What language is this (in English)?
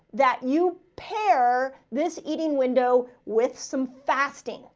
English